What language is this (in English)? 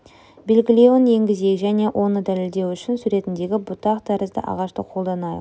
Kazakh